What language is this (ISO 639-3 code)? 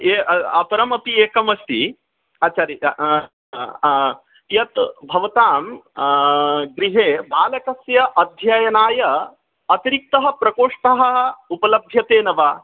san